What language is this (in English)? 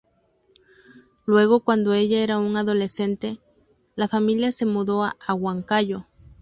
Spanish